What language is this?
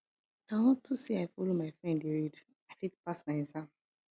Nigerian Pidgin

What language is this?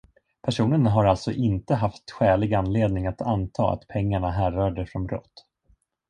Swedish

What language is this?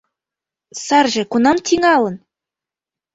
Mari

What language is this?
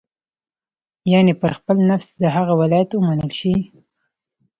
Pashto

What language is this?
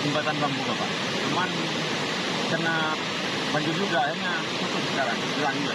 Indonesian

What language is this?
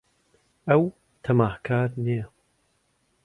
Central Kurdish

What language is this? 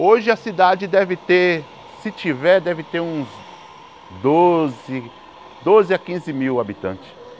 Portuguese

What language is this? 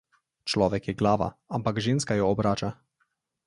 Slovenian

